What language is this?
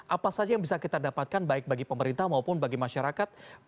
Indonesian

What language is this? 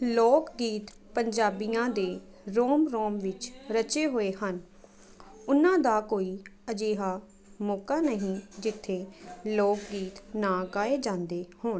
Punjabi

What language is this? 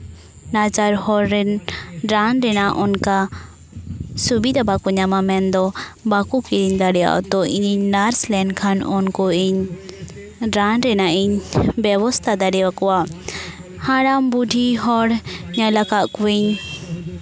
Santali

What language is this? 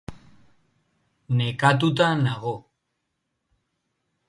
Basque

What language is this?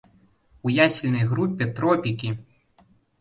Belarusian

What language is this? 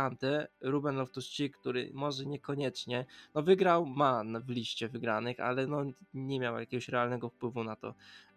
Polish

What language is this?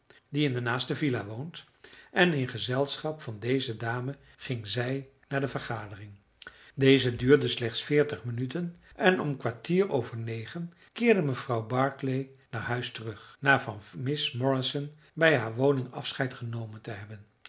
Dutch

